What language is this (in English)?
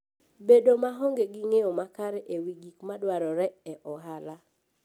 Luo (Kenya and Tanzania)